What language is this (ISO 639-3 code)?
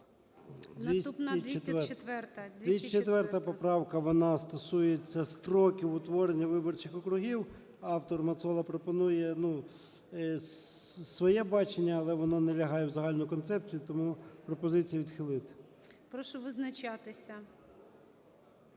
ukr